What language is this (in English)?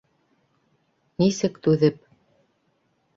Bashkir